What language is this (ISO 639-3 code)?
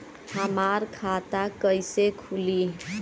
bho